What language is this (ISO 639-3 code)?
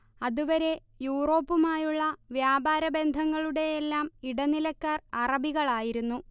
mal